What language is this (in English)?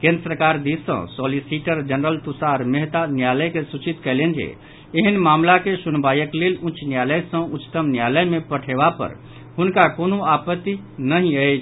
Maithili